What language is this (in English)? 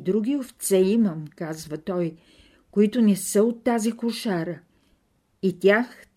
Bulgarian